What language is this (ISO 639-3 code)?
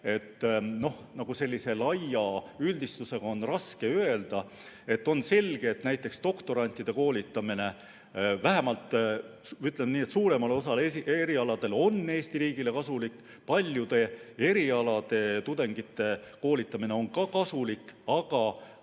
est